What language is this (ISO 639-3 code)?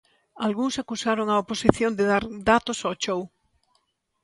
glg